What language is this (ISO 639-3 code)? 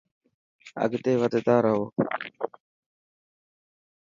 mki